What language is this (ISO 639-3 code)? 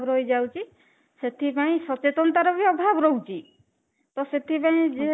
ori